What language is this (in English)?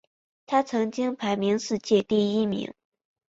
Chinese